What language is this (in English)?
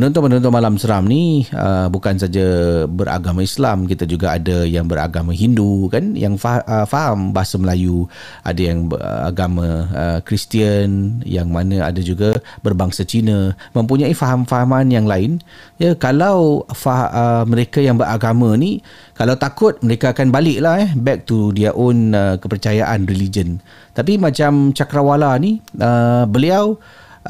Malay